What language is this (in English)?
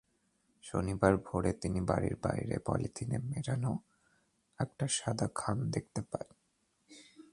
Bangla